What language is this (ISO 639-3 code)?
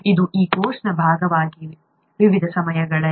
kan